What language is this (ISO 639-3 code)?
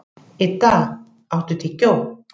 isl